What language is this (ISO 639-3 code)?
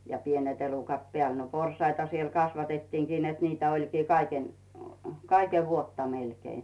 fin